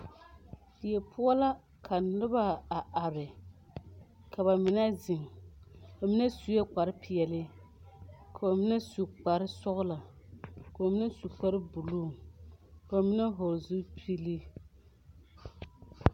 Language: Southern Dagaare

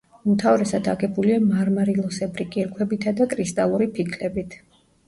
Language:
Georgian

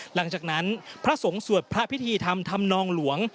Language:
Thai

